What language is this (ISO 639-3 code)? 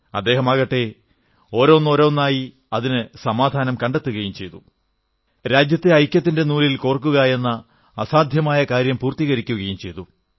mal